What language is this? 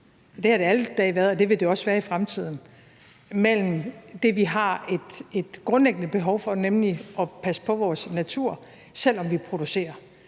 Danish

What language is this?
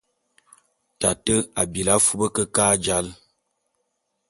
Bulu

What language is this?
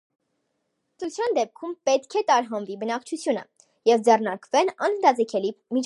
Armenian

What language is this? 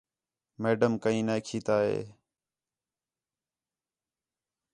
Khetrani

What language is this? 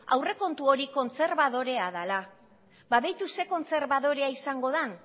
Basque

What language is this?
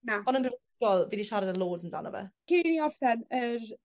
Welsh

